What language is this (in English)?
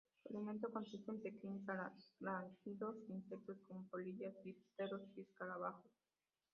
Spanish